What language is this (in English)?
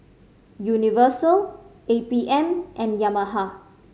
English